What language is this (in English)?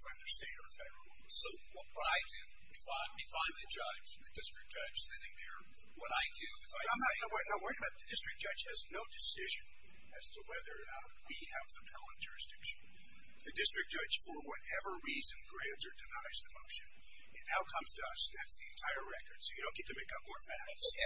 English